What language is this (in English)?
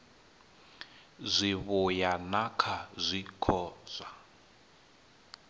Venda